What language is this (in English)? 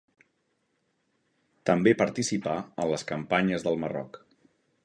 Catalan